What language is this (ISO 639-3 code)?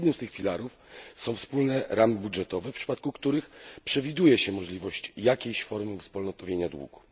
pol